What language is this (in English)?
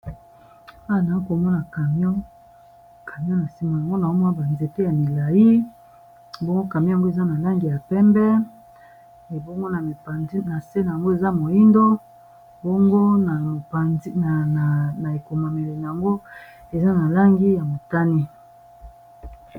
Lingala